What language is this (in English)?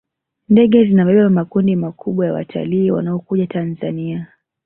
Swahili